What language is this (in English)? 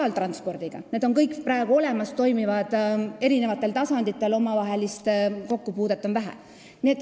Estonian